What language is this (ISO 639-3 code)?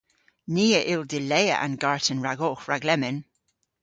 cor